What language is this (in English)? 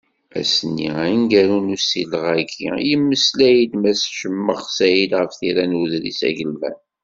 Kabyle